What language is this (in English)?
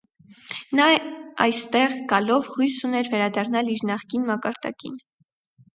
Armenian